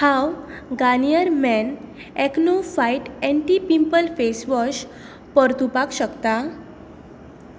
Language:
Konkani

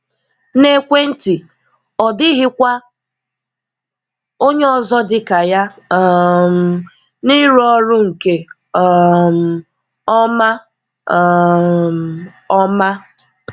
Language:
Igbo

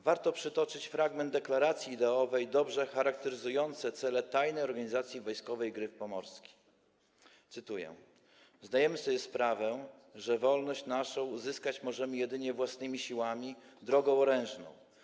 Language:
Polish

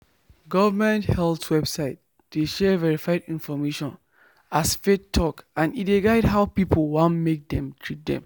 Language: Nigerian Pidgin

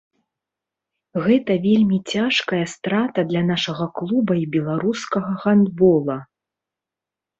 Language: Belarusian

